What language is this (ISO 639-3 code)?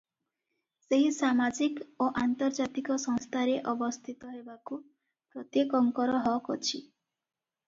ori